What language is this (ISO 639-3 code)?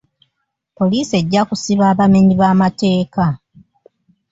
lug